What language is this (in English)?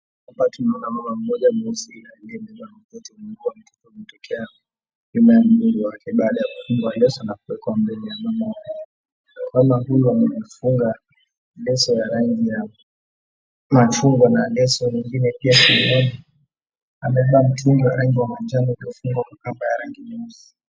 Swahili